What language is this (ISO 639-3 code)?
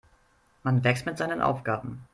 deu